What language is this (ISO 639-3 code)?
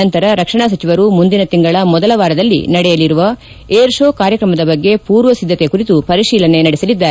kan